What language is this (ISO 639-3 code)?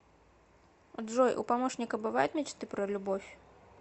rus